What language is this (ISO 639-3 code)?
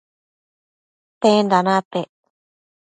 mcf